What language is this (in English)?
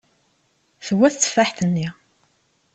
Kabyle